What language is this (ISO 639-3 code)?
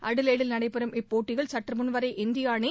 tam